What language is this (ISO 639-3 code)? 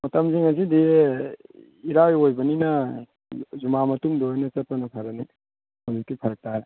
mni